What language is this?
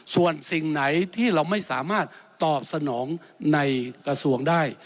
Thai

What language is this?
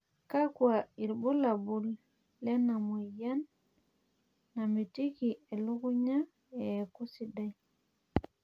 Masai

